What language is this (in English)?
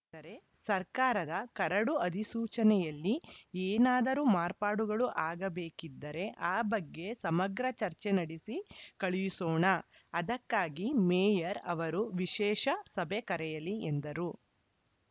Kannada